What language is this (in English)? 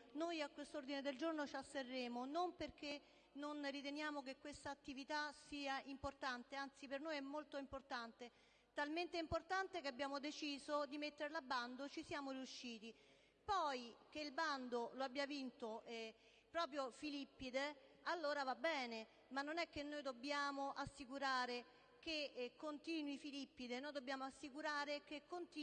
Italian